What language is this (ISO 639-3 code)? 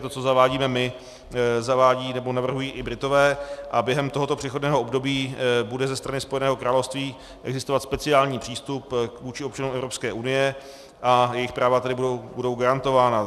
ces